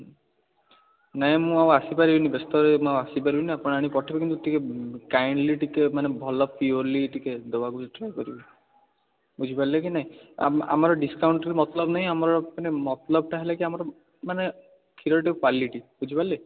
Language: Odia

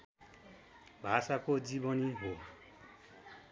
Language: Nepali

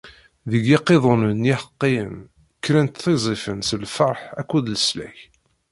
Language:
Kabyle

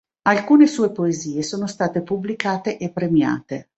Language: Italian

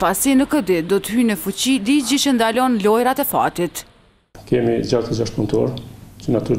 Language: Portuguese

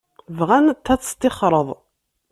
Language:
Kabyle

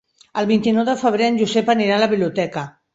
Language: Catalan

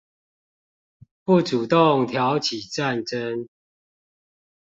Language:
Chinese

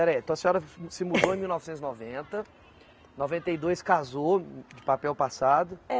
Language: Portuguese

